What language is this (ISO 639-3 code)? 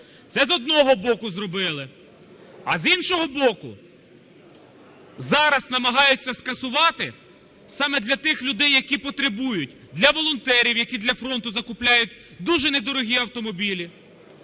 ukr